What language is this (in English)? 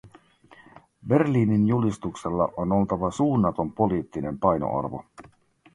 Finnish